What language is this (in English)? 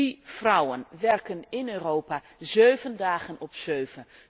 Dutch